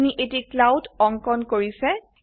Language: Assamese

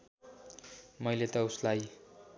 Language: Nepali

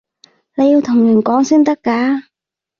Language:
Cantonese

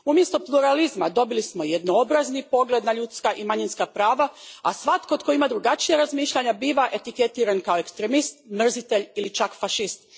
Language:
Croatian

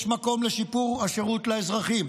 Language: Hebrew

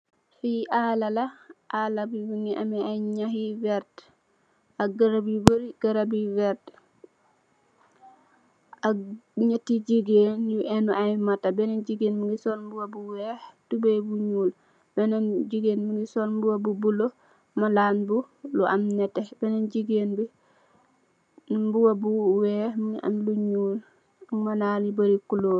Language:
Wolof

